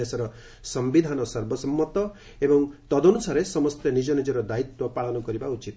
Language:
Odia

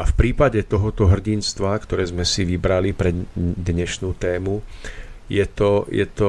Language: Slovak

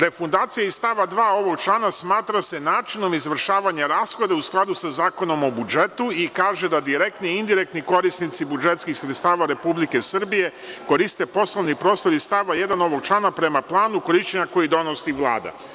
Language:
Serbian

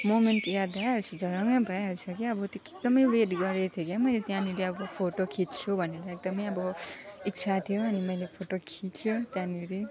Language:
Nepali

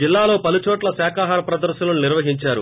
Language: Telugu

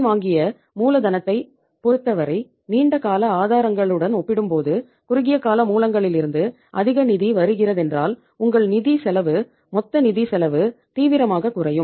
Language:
Tamil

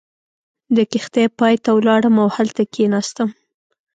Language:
Pashto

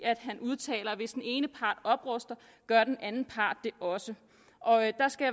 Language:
Danish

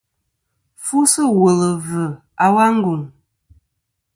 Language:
Kom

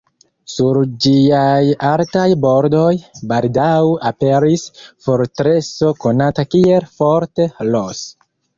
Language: Esperanto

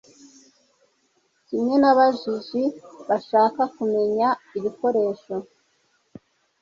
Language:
Kinyarwanda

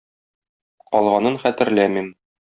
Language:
Tatar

